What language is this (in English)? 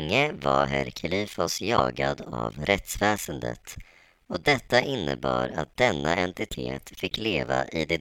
Swedish